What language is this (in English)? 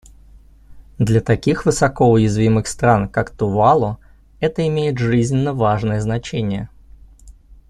Russian